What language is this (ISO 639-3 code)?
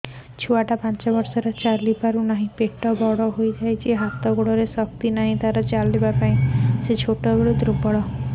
ori